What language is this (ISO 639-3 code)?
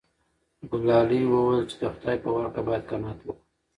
pus